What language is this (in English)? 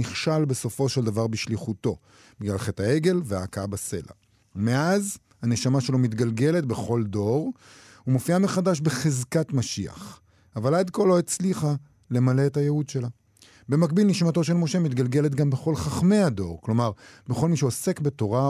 Hebrew